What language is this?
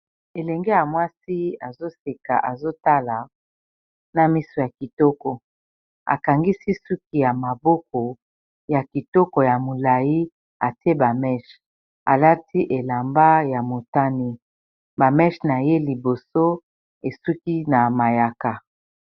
Lingala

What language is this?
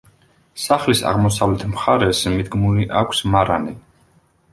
Georgian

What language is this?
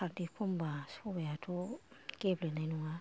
Bodo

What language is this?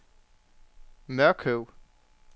Danish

